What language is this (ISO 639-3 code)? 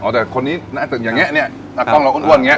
tha